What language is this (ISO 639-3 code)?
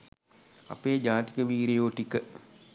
sin